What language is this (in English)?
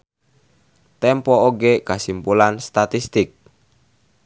Sundanese